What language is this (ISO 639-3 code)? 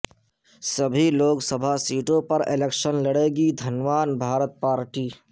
urd